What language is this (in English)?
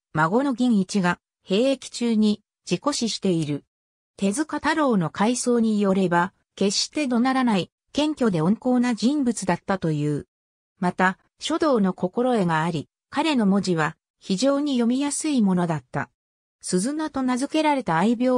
Japanese